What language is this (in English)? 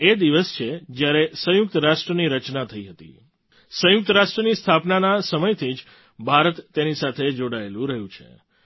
Gujarati